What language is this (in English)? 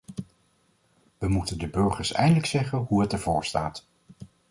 Dutch